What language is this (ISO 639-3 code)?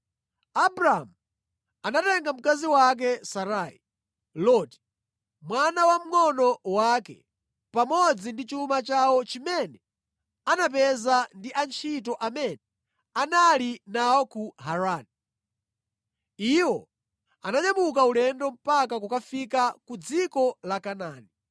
nya